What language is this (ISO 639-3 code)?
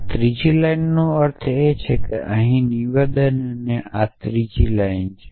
guj